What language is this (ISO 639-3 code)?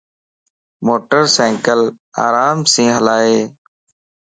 lss